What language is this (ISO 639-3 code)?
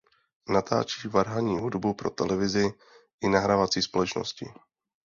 ces